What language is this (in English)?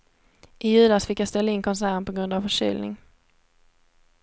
Swedish